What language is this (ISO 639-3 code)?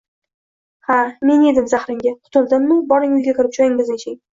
uzb